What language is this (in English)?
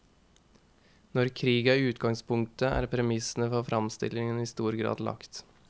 Norwegian